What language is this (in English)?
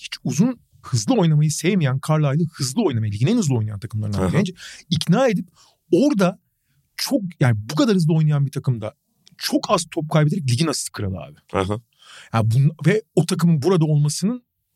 Turkish